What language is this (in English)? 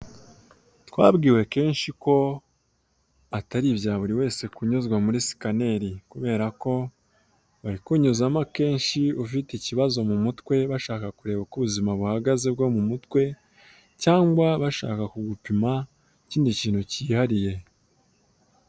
Kinyarwanda